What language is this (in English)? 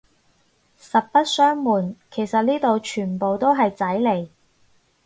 Cantonese